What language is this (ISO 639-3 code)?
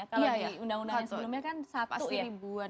ind